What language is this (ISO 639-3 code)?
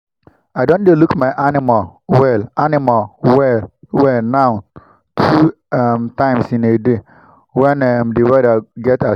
pcm